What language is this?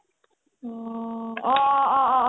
Assamese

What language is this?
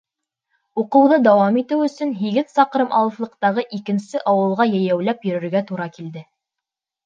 Bashkir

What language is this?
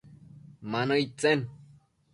Matsés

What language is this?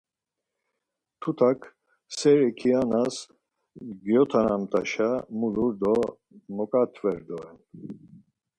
Laz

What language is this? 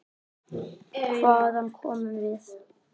Icelandic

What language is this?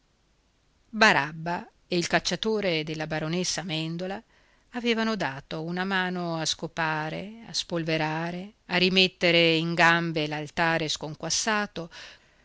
Italian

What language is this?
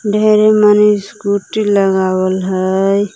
Magahi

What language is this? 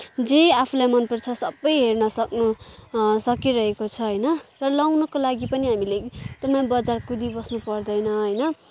Nepali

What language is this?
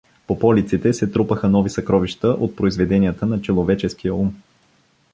Bulgarian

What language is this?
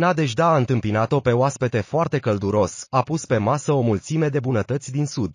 Romanian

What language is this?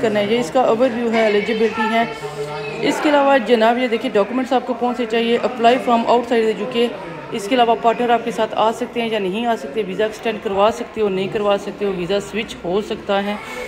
Hindi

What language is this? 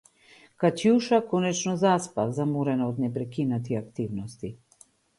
Macedonian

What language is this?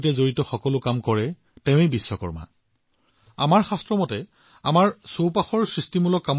Assamese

